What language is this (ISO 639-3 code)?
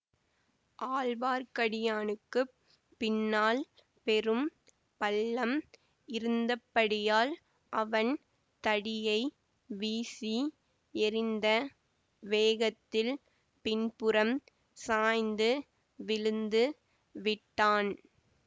tam